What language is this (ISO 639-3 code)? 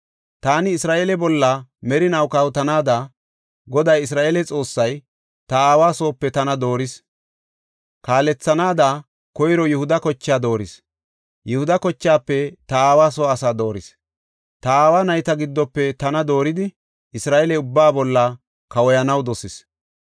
gof